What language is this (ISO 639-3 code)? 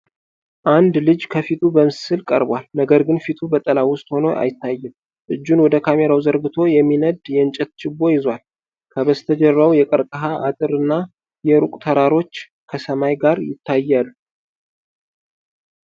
amh